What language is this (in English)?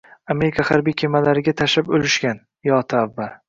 Uzbek